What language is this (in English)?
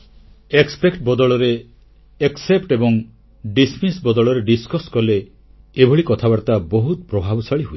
Odia